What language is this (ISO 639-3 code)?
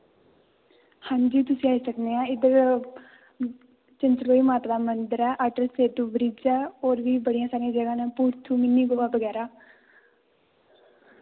doi